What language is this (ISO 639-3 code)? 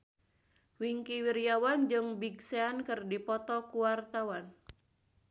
sun